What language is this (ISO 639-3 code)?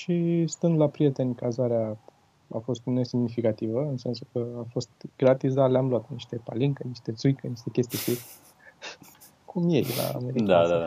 ron